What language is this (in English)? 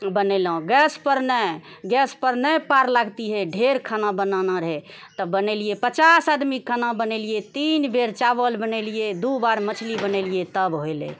Maithili